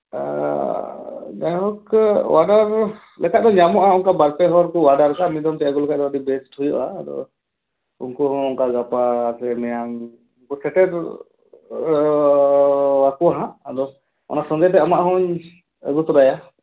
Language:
Santali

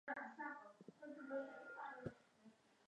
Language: Uzbek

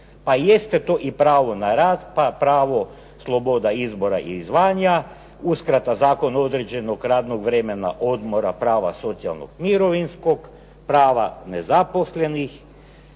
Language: Croatian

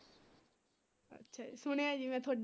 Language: Punjabi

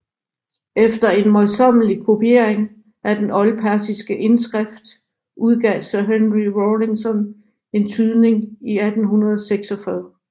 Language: Danish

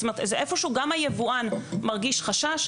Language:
Hebrew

